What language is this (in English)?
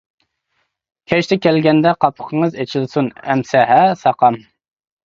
Uyghur